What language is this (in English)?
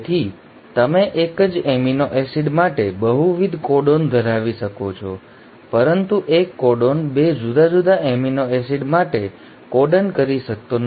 Gujarati